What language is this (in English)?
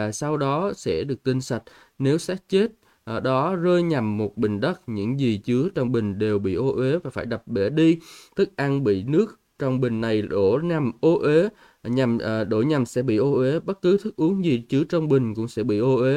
Vietnamese